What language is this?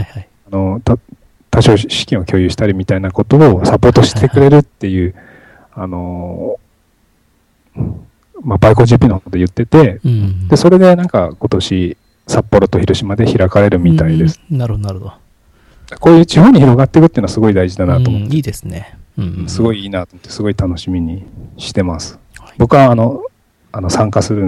Japanese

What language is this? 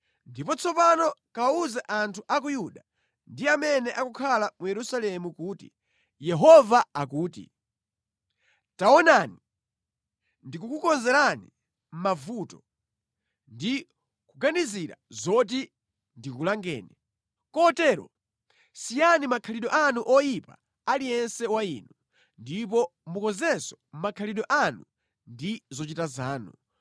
Nyanja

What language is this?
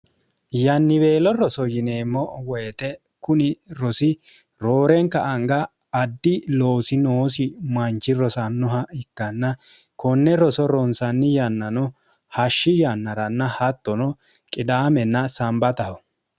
Sidamo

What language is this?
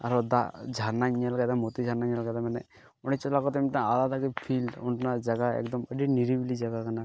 Santali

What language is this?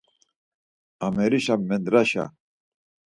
Laz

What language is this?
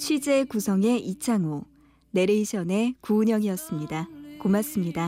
Korean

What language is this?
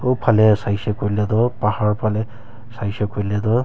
Naga Pidgin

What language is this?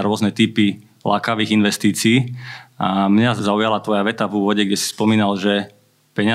Slovak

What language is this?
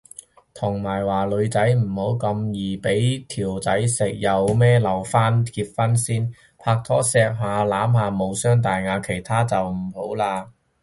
Cantonese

